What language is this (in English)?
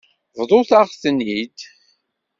Kabyle